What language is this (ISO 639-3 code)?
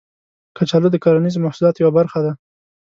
pus